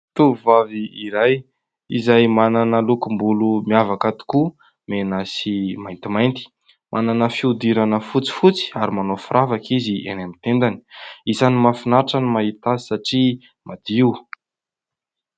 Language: Malagasy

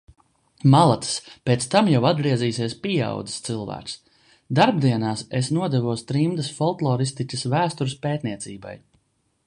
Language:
Latvian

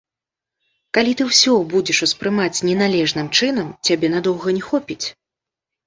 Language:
Belarusian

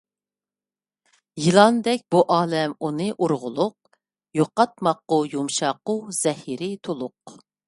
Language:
Uyghur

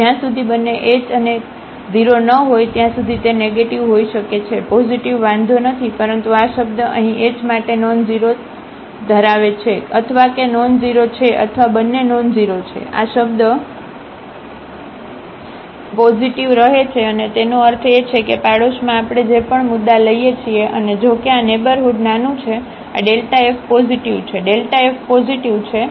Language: Gujarati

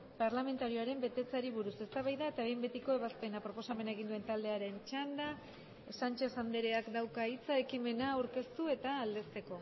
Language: Basque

